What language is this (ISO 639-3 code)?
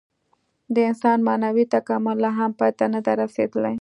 pus